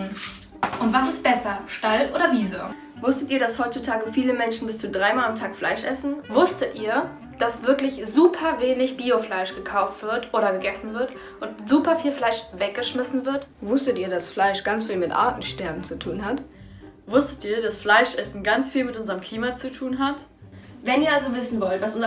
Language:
German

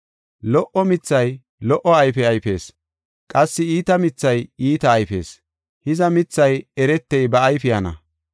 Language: Gofa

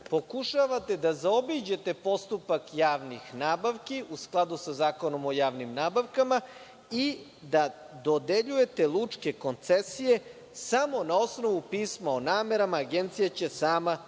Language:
Serbian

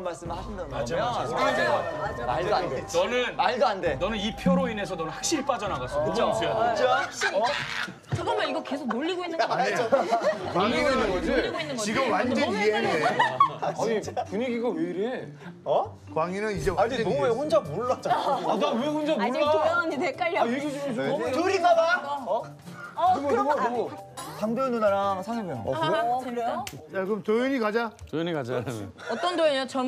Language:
Korean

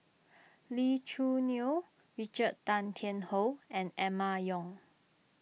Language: English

